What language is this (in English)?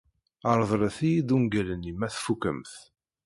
Kabyle